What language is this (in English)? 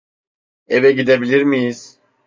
Turkish